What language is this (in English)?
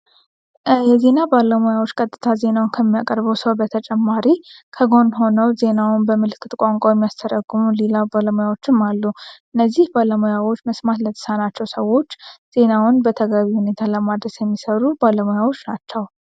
Amharic